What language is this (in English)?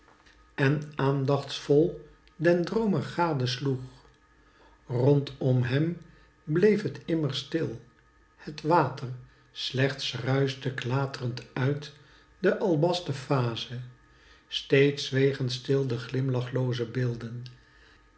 Dutch